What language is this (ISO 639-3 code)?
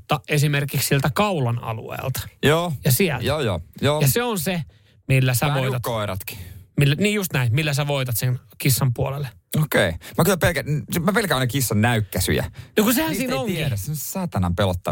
fin